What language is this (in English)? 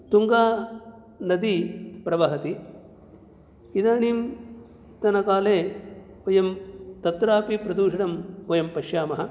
Sanskrit